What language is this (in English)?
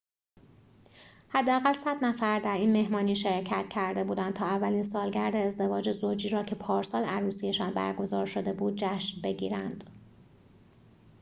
Persian